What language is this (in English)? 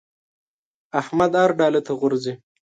Pashto